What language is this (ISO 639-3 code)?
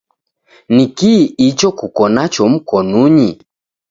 dav